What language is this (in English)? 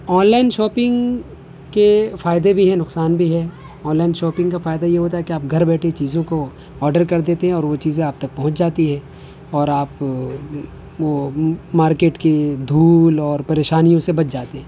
Urdu